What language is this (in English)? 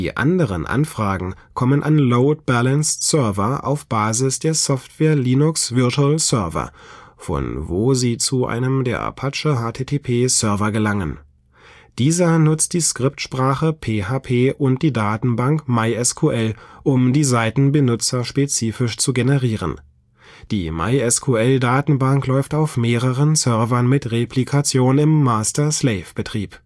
German